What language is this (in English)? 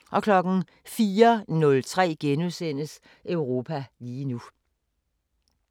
Danish